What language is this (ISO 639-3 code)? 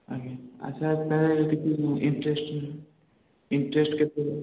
ori